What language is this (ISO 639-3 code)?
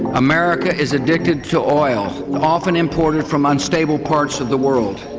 eng